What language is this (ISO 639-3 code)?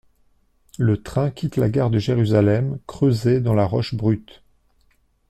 fra